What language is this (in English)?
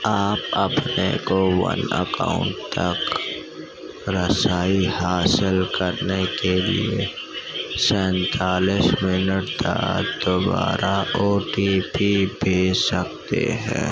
Urdu